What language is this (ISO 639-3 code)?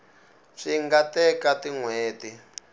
tso